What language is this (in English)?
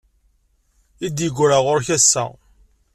Kabyle